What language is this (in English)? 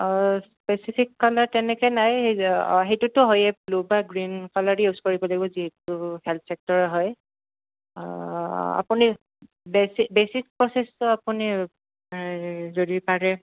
Assamese